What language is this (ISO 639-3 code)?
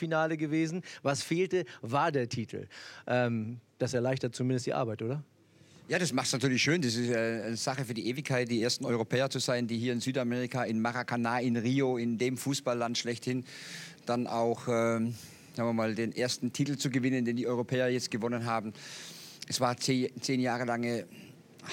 deu